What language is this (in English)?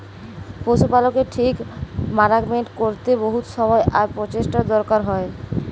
Bangla